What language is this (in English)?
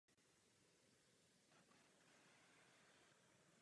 Czech